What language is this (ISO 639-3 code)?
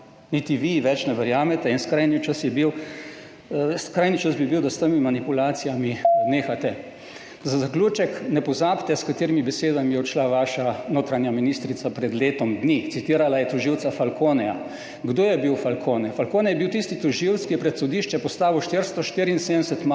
slv